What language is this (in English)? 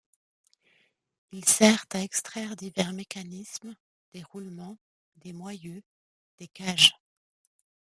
French